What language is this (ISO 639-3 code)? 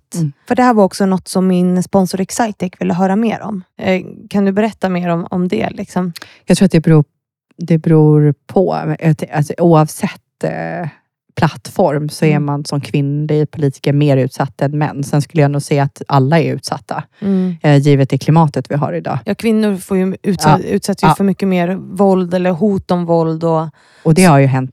swe